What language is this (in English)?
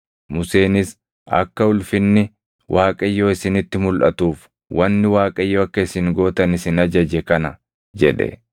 Oromo